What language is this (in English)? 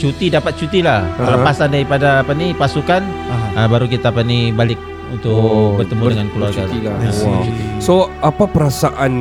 Malay